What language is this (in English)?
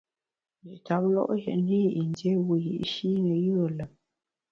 Bamun